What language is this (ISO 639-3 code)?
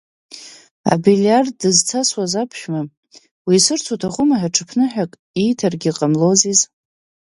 abk